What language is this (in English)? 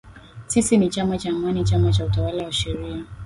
Swahili